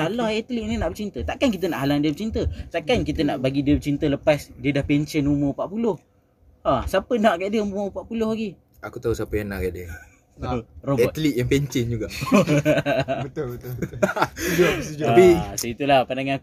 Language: Malay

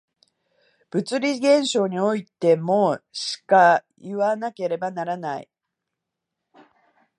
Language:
Japanese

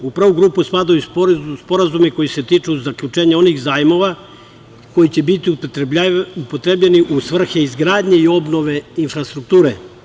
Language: Serbian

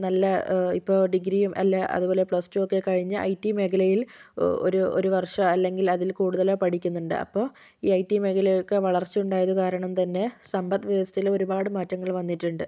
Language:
Malayalam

